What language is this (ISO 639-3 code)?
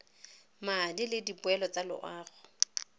tsn